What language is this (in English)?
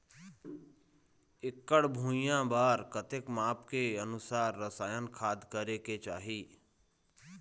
Chhattisgarhi